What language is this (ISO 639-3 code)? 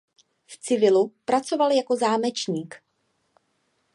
ces